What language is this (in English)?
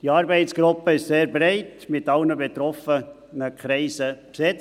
Swiss German